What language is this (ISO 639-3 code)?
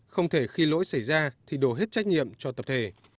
vie